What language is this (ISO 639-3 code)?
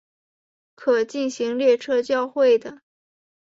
zho